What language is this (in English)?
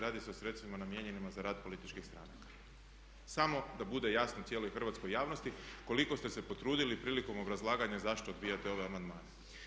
Croatian